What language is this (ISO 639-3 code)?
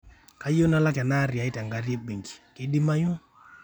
mas